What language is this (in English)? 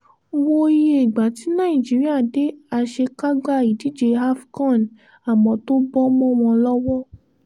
Yoruba